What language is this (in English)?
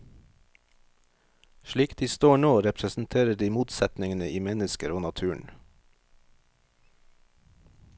Norwegian